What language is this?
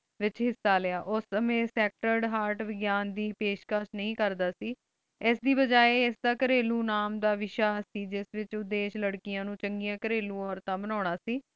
Punjabi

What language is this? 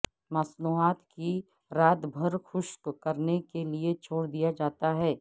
Urdu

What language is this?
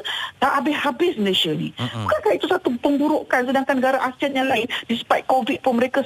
Malay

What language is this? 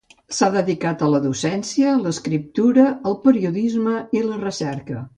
Catalan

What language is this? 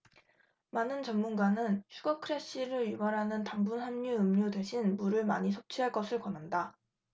Korean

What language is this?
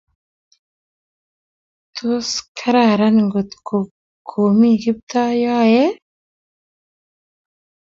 Kalenjin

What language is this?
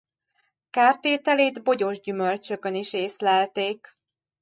Hungarian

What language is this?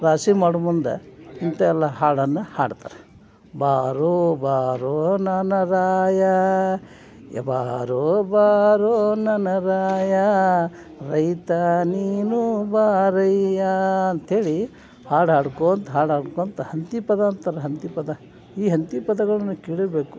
Kannada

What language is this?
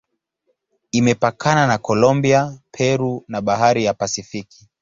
Swahili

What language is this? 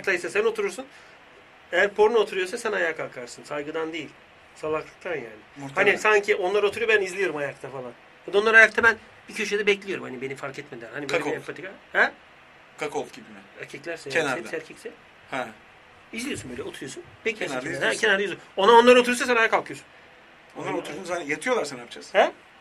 Turkish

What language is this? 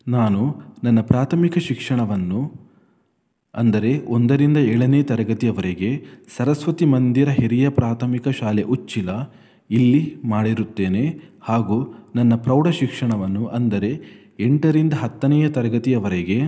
Kannada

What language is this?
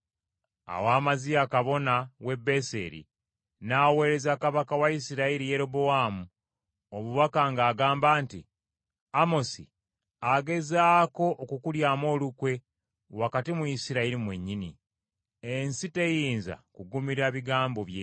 Ganda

